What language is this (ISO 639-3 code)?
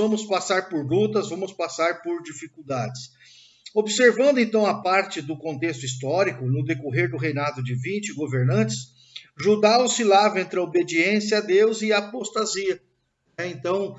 por